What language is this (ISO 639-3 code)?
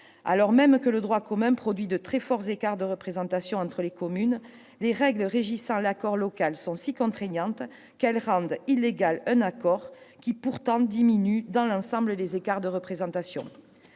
fra